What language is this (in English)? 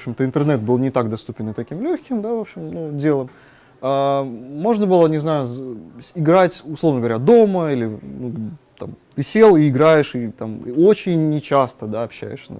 Russian